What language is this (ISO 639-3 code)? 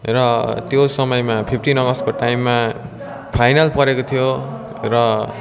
nep